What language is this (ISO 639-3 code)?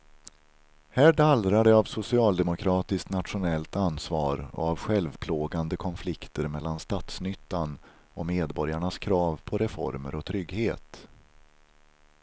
swe